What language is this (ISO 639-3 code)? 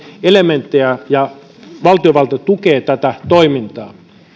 fin